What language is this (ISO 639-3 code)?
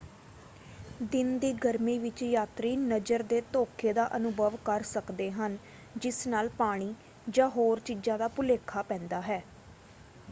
pan